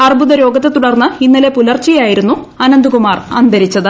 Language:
Malayalam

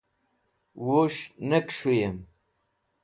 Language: Wakhi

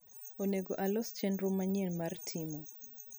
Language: Luo (Kenya and Tanzania)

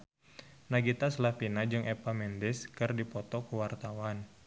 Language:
Sundanese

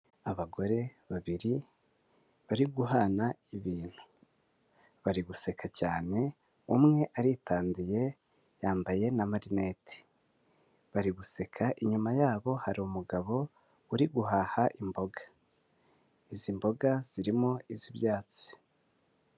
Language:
Kinyarwanda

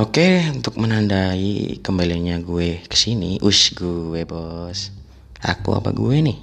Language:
Indonesian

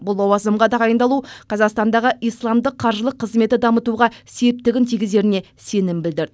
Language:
Kazakh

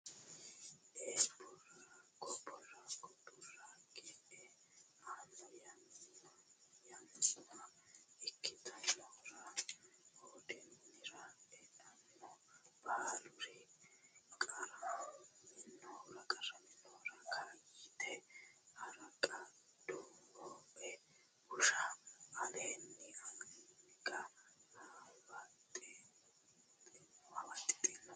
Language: Sidamo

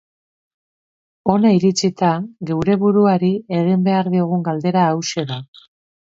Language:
Basque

